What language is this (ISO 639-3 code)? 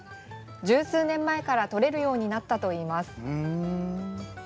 jpn